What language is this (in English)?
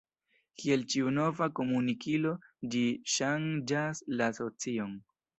Esperanto